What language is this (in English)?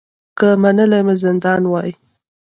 Pashto